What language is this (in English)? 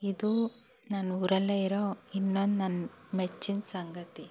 Kannada